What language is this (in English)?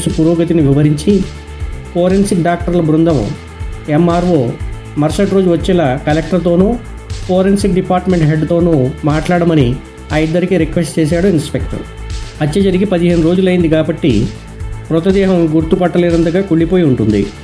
Telugu